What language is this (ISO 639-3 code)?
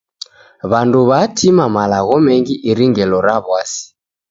dav